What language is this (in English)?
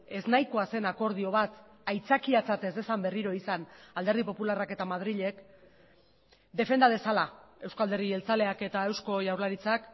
Basque